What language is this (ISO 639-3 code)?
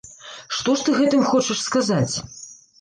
bel